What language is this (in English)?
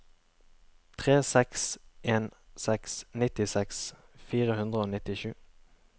Norwegian